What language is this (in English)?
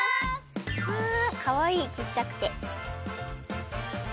Japanese